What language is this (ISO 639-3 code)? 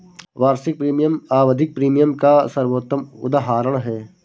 hin